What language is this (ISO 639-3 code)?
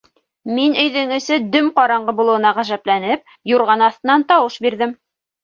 bak